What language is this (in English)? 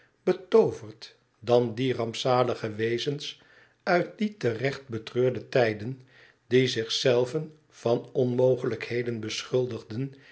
Dutch